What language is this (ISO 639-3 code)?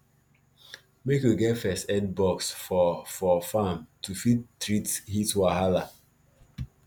pcm